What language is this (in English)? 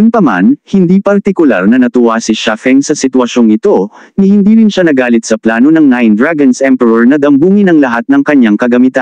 Filipino